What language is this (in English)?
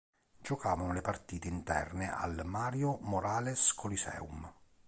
Italian